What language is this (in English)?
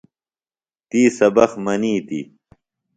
Phalura